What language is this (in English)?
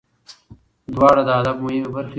Pashto